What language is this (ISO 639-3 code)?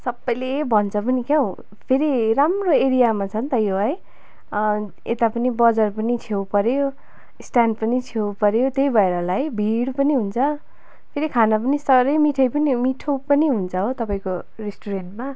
nep